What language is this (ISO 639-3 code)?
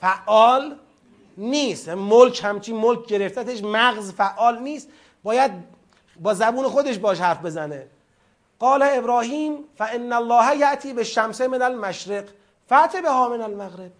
fas